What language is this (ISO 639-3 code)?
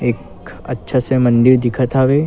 hne